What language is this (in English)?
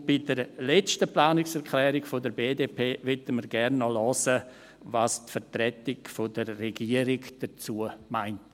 Swiss German